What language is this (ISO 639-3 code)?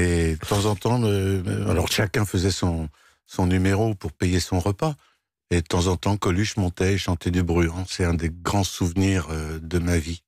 fra